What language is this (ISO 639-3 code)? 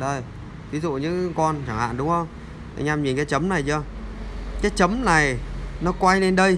vie